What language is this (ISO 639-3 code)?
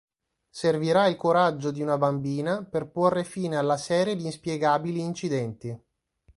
ita